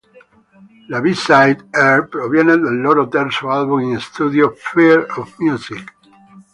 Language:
Italian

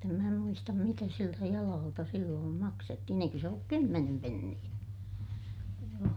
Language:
Finnish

